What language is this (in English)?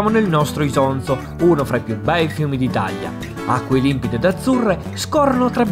Italian